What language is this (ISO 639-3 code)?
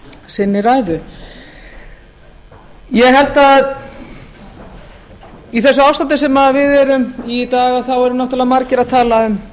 isl